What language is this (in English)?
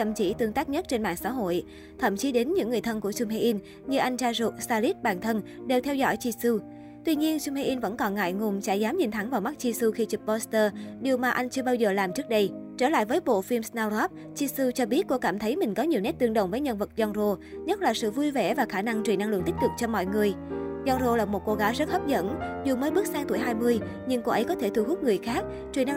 Vietnamese